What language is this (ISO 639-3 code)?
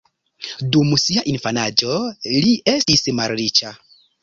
epo